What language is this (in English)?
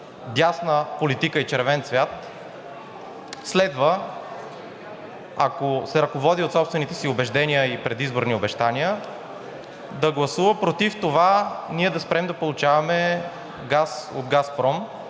Bulgarian